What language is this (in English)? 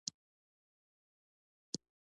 Pashto